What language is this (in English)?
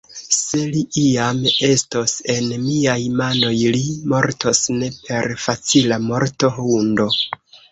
Esperanto